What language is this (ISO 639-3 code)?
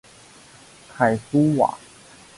zho